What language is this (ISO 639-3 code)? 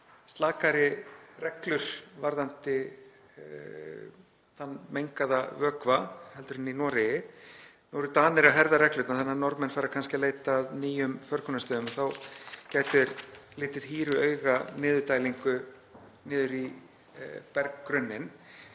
isl